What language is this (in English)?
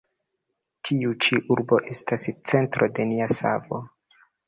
Esperanto